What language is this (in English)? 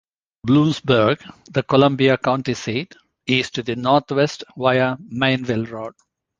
English